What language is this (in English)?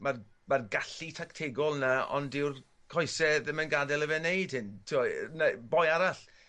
Welsh